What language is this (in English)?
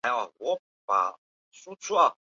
Chinese